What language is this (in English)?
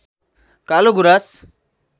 Nepali